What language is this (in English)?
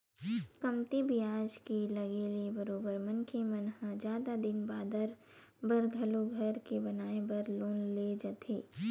Chhattisgarhi